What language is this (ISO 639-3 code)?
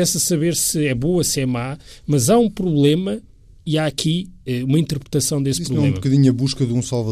por